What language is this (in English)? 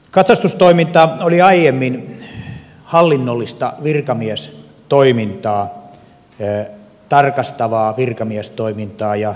Finnish